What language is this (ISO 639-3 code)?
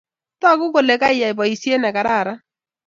kln